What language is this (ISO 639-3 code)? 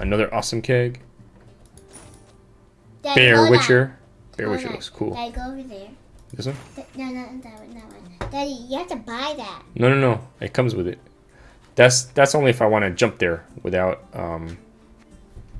eng